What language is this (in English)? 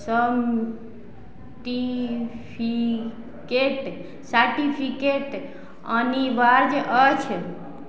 Maithili